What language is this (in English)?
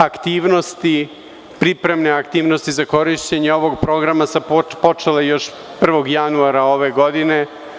Serbian